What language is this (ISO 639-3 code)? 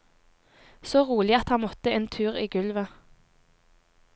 nor